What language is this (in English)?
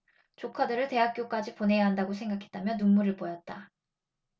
Korean